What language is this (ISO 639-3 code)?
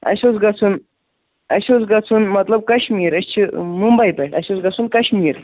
kas